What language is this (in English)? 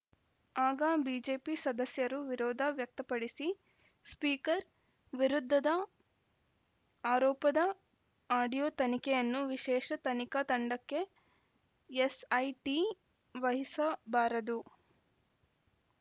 Kannada